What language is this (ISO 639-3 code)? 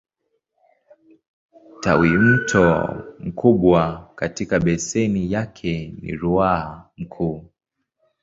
swa